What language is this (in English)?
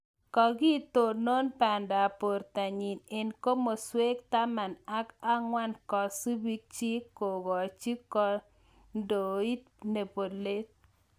Kalenjin